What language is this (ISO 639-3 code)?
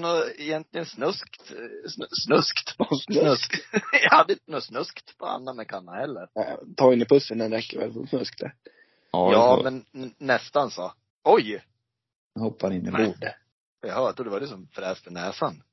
swe